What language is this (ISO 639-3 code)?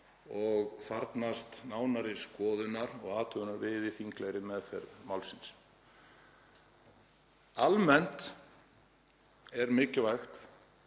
isl